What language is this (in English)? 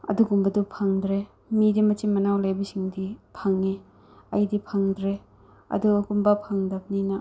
Manipuri